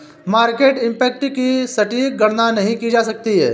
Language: Hindi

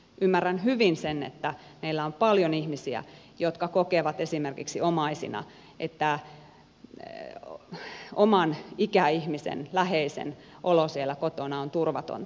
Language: Finnish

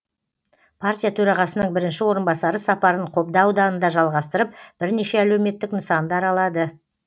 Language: Kazakh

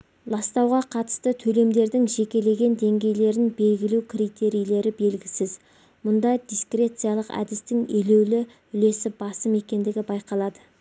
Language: Kazakh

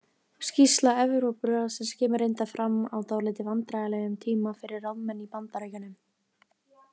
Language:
Icelandic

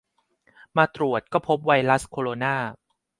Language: Thai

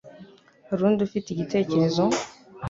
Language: Kinyarwanda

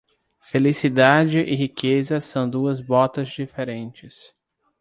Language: Portuguese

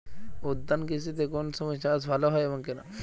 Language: Bangla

